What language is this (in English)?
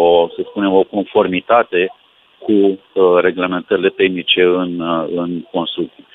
Romanian